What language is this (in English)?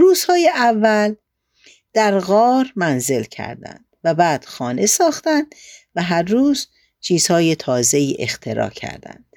Persian